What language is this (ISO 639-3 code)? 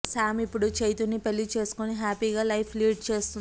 tel